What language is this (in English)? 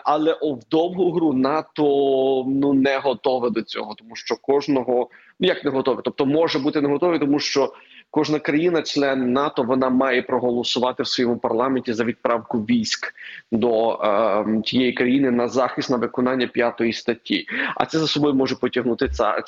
Ukrainian